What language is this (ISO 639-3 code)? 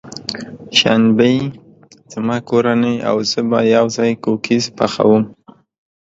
pus